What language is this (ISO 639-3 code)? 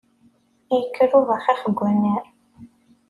kab